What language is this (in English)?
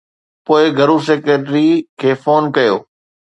Sindhi